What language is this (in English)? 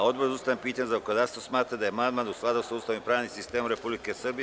Serbian